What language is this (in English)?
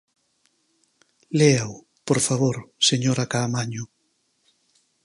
Galician